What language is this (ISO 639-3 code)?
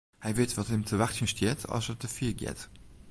fry